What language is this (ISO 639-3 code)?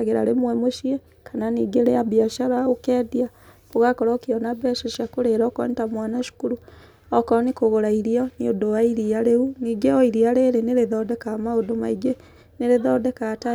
kik